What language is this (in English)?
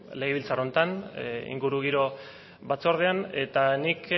Basque